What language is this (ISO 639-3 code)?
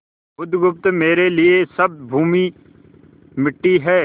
hin